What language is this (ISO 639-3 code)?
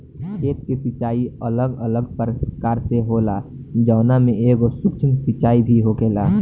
bho